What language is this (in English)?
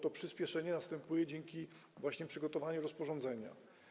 Polish